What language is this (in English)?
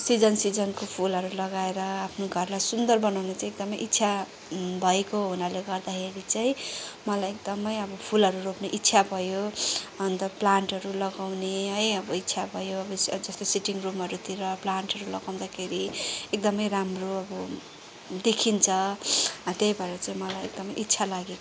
Nepali